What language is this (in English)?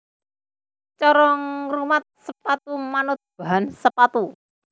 Javanese